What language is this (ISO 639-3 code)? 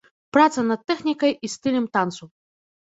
bel